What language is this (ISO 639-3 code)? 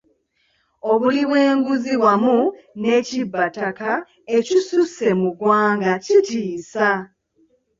lug